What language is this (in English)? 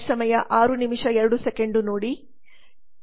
Kannada